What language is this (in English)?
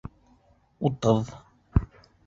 Bashkir